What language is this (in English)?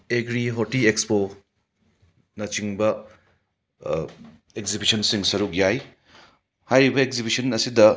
Manipuri